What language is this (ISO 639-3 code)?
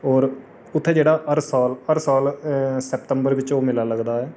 doi